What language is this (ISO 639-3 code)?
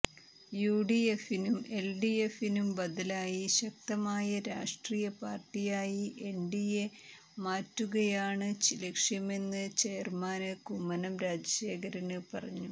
mal